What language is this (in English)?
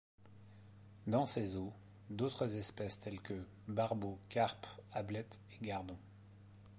French